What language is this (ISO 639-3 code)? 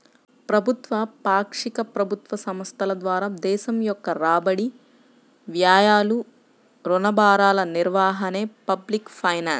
tel